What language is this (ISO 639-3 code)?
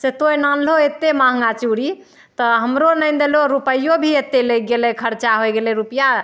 mai